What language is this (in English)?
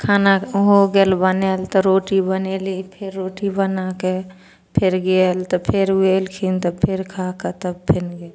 Maithili